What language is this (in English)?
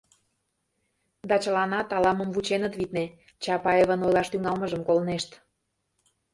Mari